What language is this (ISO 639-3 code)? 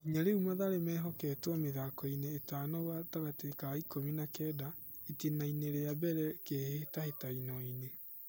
kik